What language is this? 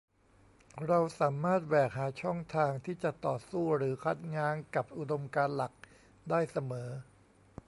Thai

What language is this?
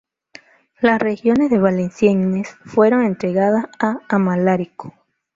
Spanish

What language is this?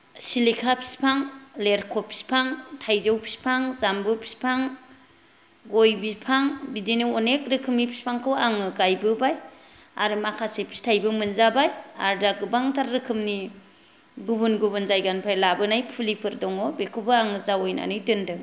Bodo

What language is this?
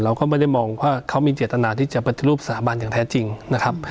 Thai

